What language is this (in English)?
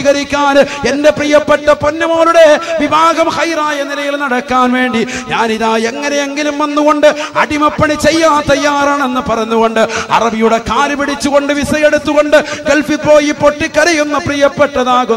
Malayalam